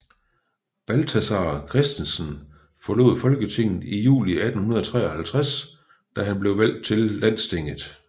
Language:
Danish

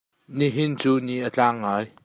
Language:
Hakha Chin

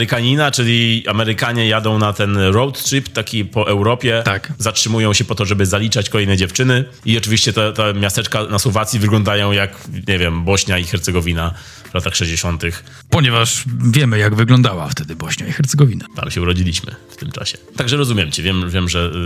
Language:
Polish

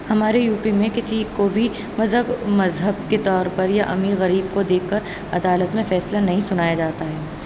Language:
Urdu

